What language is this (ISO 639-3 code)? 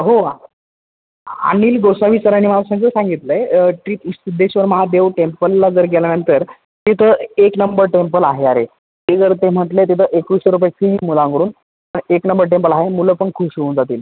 mar